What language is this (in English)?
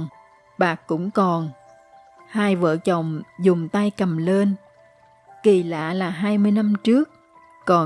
Vietnamese